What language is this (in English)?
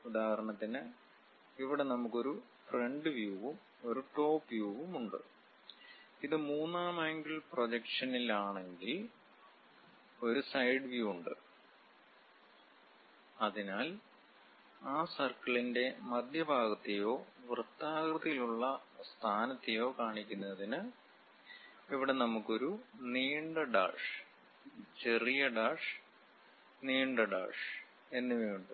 Malayalam